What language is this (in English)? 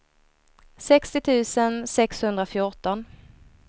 Swedish